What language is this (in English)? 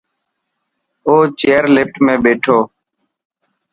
Dhatki